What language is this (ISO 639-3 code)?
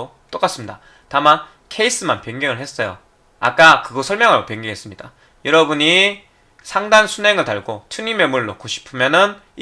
kor